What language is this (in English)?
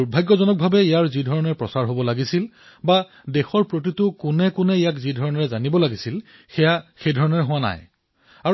Assamese